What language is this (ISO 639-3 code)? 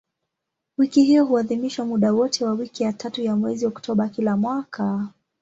swa